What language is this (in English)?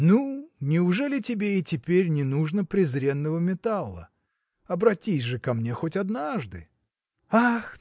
Russian